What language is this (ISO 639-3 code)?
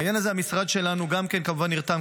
heb